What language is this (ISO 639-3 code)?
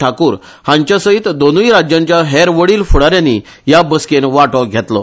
kok